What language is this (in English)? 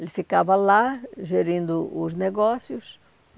Portuguese